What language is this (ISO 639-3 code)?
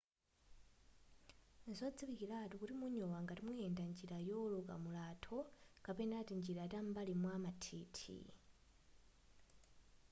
nya